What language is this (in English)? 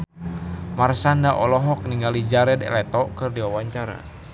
Sundanese